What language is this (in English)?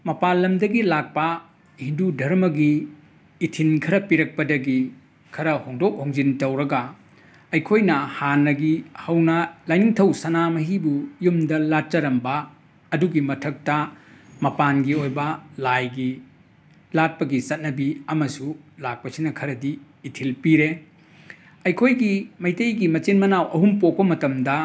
Manipuri